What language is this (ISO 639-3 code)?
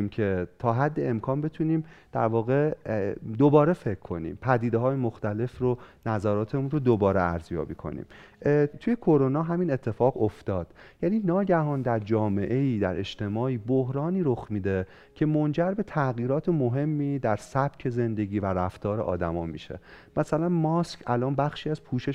fas